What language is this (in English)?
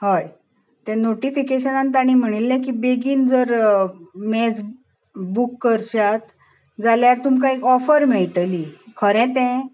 Konkani